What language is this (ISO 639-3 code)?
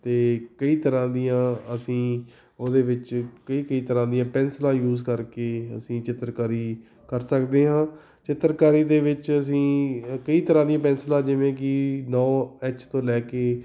pan